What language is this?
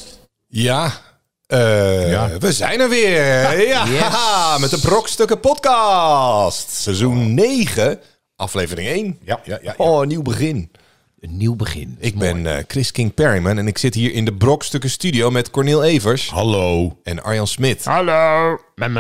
Dutch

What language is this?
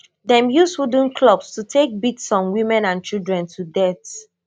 Nigerian Pidgin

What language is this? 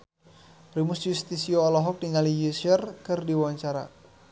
Sundanese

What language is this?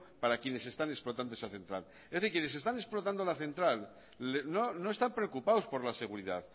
Spanish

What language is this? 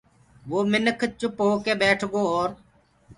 Gurgula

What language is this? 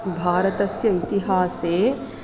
Sanskrit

